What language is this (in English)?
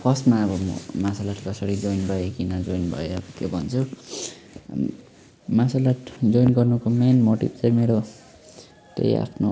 Nepali